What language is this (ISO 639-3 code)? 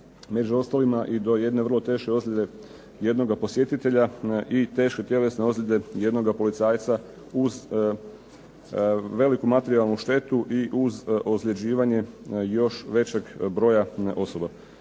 hrv